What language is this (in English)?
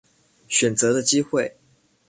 Chinese